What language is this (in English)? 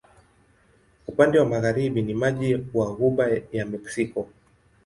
Swahili